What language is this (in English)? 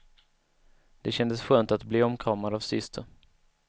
Swedish